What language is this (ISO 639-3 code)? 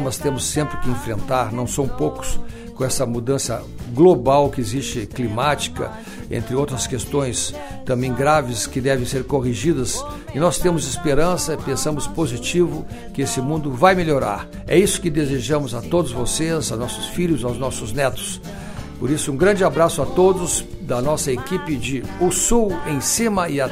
por